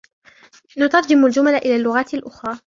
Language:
Arabic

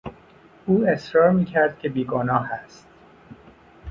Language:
Persian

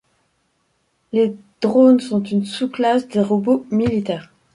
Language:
French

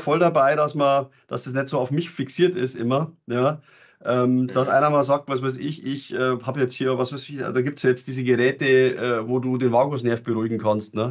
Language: German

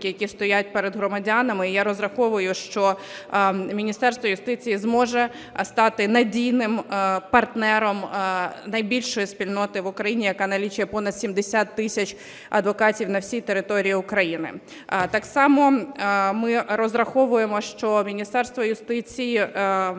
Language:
Ukrainian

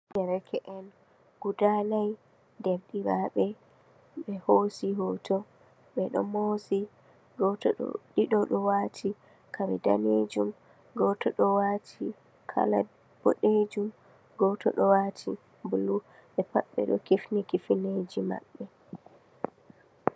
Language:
Fula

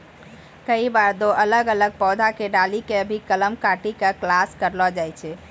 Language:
Maithili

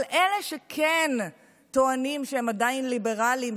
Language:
Hebrew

